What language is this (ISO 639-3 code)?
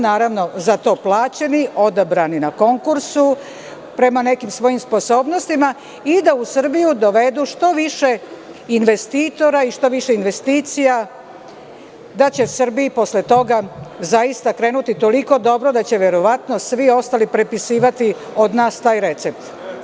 srp